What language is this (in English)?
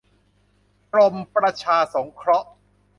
Thai